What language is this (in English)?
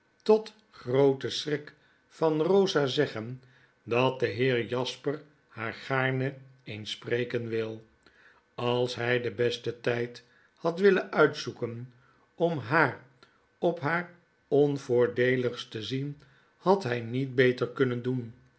Dutch